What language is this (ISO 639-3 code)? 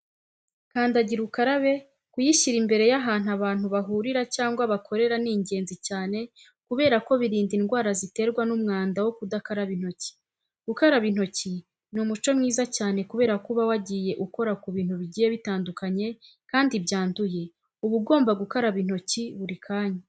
kin